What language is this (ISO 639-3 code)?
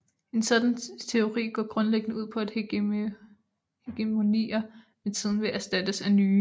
dan